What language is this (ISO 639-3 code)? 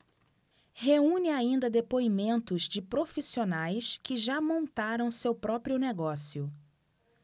por